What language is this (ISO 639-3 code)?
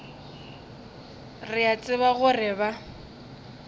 nso